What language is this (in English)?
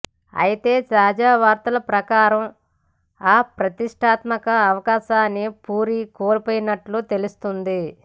Telugu